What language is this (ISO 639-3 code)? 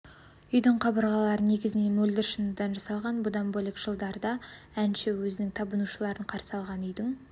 kaz